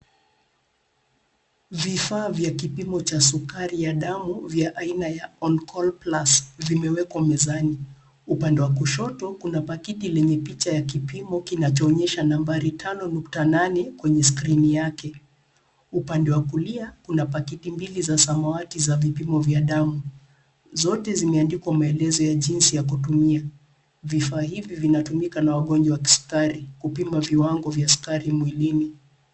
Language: Swahili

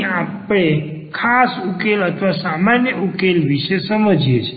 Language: Gujarati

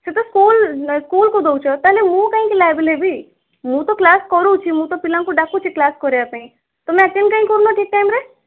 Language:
Odia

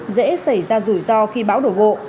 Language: Vietnamese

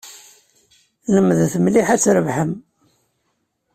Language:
Kabyle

